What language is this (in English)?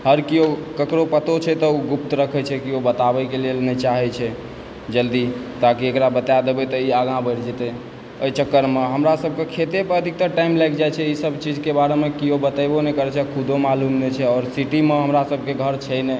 Maithili